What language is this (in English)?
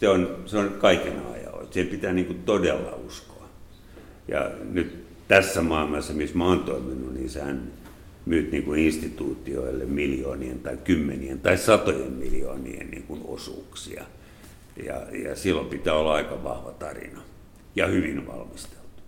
Finnish